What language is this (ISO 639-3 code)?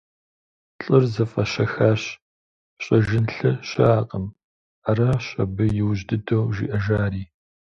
kbd